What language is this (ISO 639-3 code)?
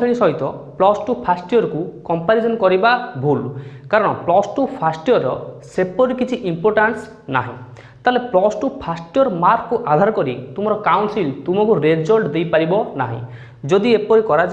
ori